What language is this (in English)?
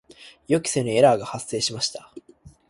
Japanese